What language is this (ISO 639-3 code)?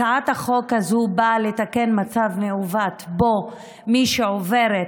heb